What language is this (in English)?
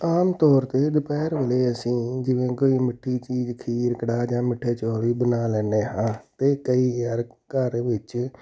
Punjabi